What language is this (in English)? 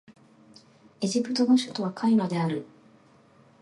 Japanese